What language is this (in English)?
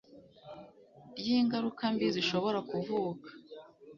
Kinyarwanda